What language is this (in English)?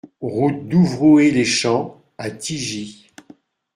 French